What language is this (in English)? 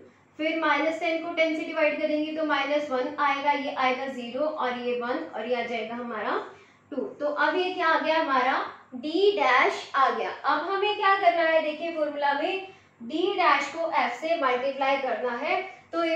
Hindi